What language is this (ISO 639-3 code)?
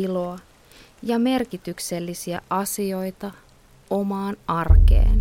fin